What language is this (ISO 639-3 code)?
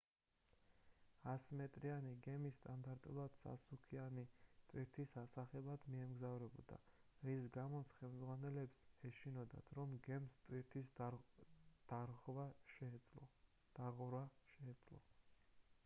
kat